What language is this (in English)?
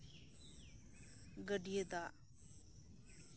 Santali